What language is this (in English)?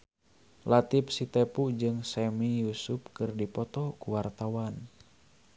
Sundanese